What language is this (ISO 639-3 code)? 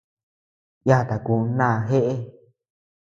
cux